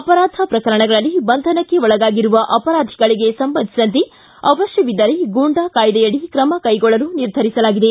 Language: Kannada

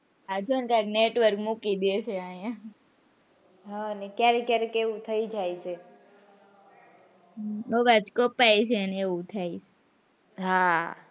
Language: Gujarati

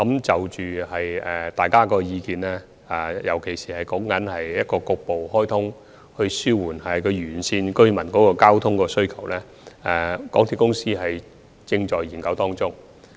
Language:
Cantonese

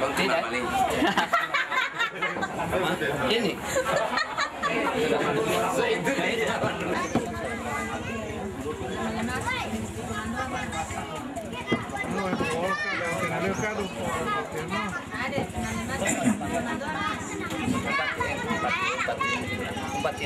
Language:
Indonesian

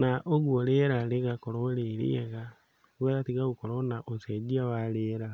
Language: Kikuyu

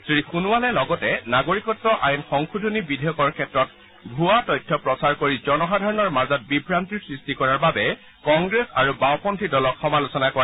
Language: Assamese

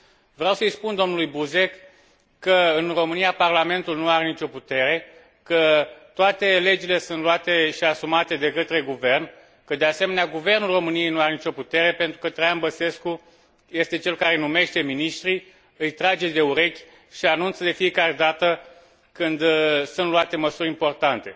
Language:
Romanian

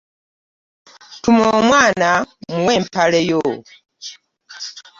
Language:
Ganda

